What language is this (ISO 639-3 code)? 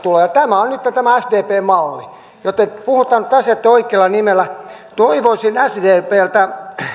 fin